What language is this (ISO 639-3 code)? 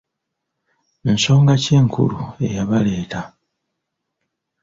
lug